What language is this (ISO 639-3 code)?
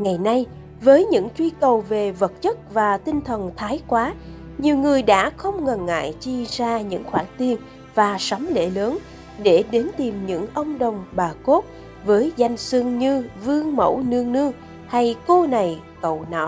vie